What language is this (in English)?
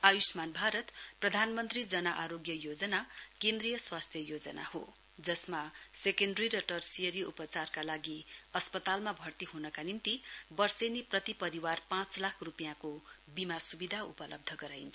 Nepali